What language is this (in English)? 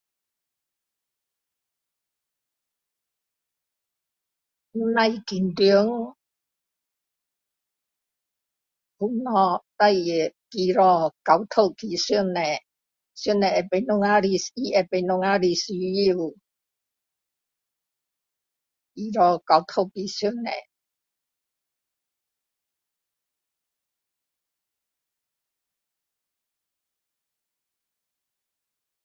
Min Dong Chinese